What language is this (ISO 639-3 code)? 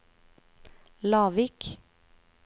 nor